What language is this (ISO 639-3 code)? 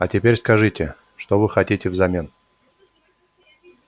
rus